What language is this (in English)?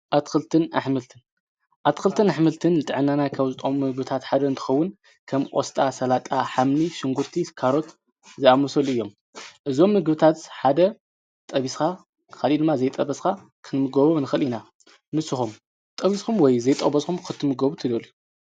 Tigrinya